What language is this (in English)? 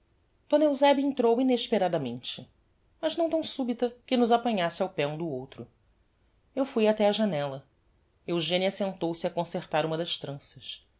Portuguese